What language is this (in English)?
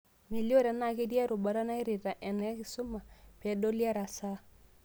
Masai